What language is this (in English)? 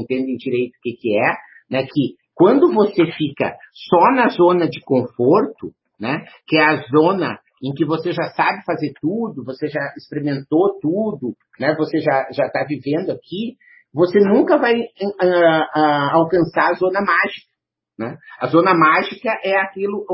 Portuguese